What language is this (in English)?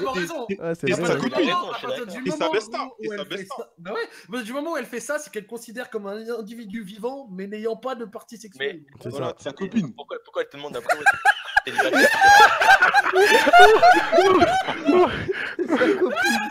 French